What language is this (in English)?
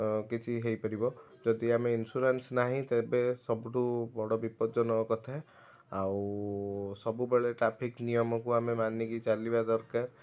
Odia